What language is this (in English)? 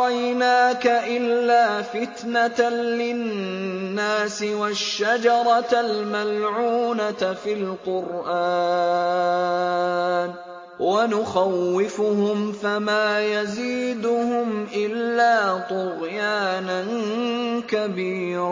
Arabic